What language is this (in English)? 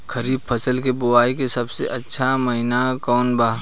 Bhojpuri